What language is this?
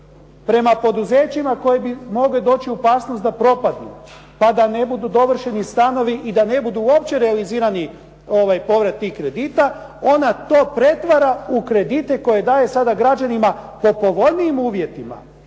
Croatian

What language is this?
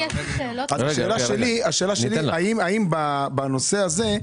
Hebrew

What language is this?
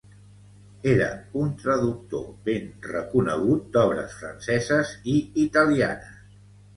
Catalan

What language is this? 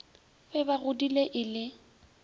Northern Sotho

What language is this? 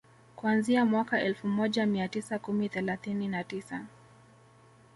Swahili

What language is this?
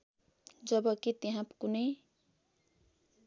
Nepali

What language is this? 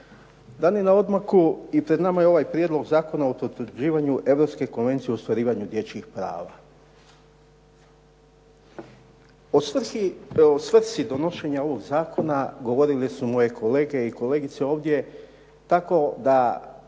Croatian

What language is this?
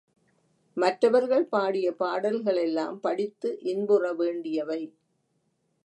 Tamil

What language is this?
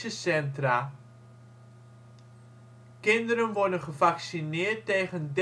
Dutch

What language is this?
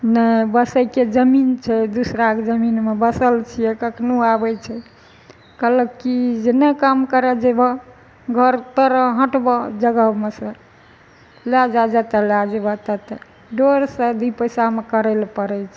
Maithili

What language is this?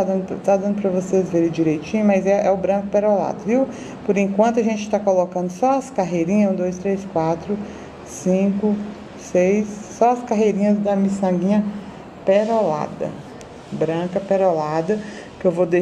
Portuguese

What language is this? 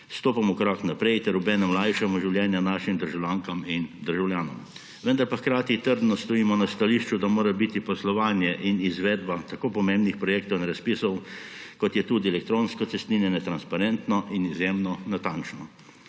Slovenian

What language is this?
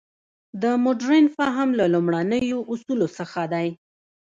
Pashto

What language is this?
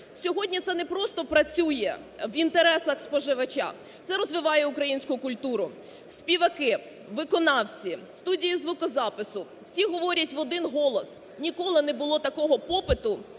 Ukrainian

